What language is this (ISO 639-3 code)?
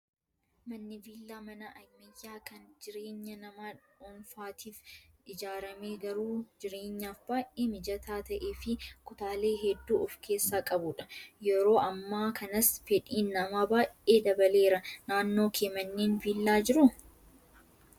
orm